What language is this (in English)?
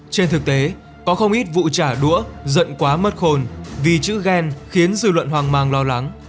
Vietnamese